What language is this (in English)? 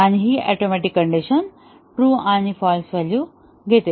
Marathi